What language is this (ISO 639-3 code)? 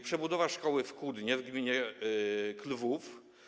pol